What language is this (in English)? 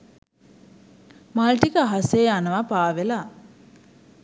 Sinhala